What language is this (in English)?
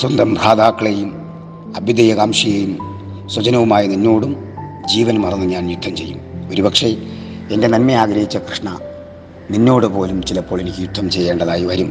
Malayalam